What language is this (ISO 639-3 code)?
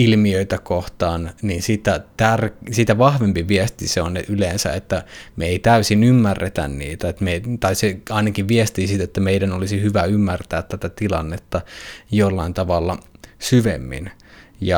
fin